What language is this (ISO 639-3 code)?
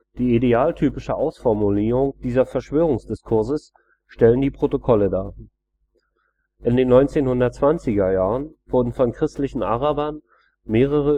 deu